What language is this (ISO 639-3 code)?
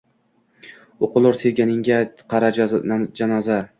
uzb